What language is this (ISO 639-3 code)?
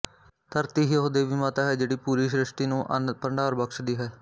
pan